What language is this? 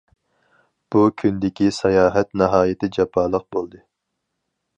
Uyghur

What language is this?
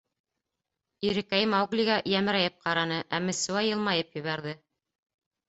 Bashkir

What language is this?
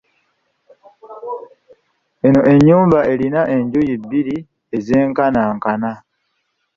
Ganda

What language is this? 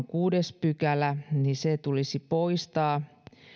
Finnish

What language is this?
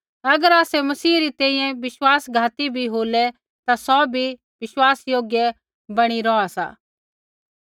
Kullu Pahari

